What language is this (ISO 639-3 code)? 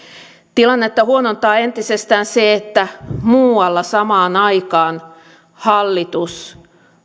fin